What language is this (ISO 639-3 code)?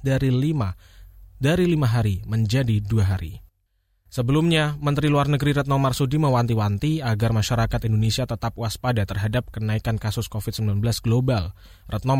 ind